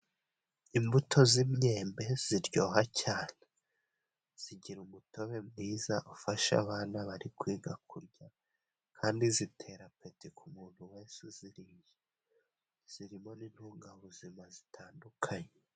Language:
Kinyarwanda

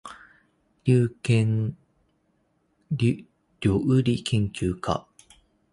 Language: Japanese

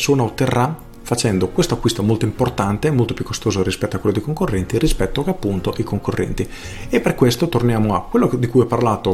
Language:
Italian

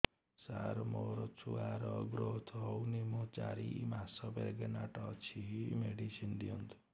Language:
Odia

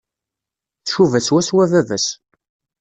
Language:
Kabyle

